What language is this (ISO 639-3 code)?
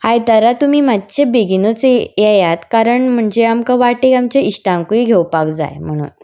kok